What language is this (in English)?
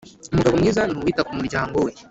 Kinyarwanda